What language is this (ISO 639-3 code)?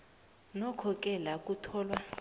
nbl